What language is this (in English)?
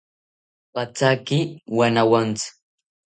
South Ucayali Ashéninka